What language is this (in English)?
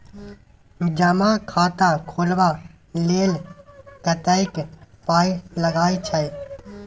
Maithili